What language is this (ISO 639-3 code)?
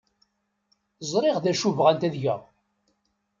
kab